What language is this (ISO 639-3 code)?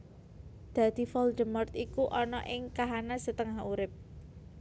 jav